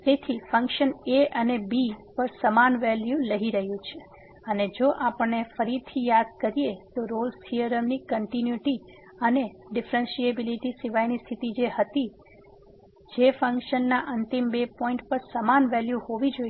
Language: Gujarati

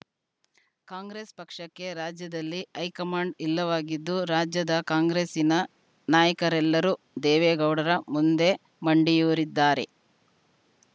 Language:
Kannada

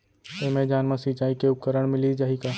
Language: Chhattisgarhi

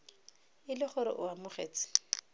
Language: Tswana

